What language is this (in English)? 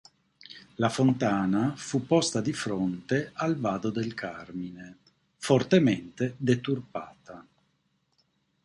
Italian